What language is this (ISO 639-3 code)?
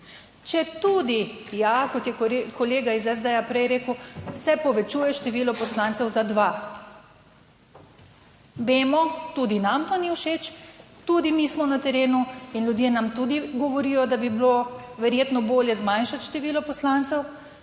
slv